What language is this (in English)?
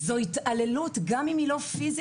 Hebrew